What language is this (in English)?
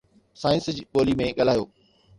Sindhi